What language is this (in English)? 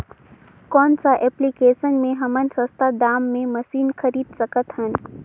Chhattisgarhi